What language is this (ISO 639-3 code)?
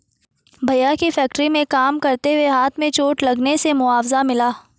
hin